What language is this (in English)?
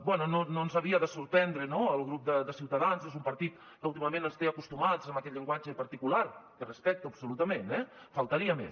Catalan